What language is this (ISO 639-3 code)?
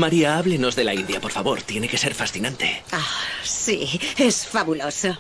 spa